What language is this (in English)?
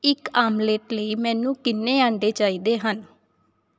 Punjabi